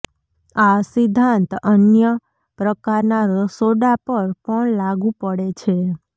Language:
Gujarati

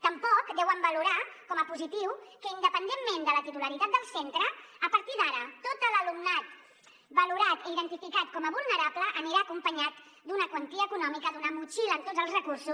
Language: Catalan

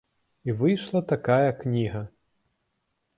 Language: Belarusian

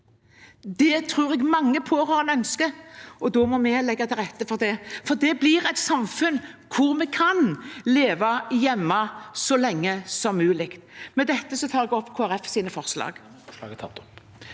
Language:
Norwegian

